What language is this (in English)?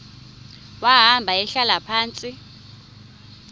Xhosa